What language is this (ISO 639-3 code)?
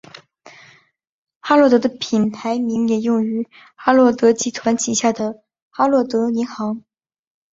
zho